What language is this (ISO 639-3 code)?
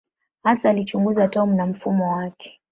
swa